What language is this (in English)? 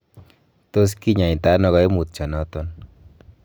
Kalenjin